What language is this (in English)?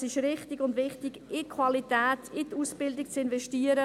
Swiss German